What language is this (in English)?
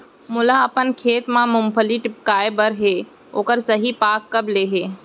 Chhattisgarhi